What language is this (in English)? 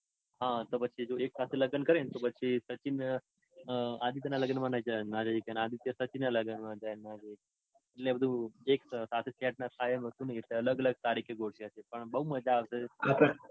Gujarati